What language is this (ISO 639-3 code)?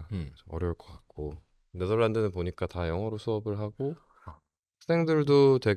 kor